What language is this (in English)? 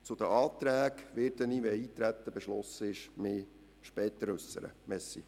Swiss German